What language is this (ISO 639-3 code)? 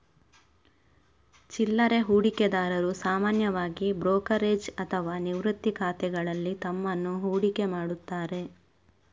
kan